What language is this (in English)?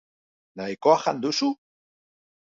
Basque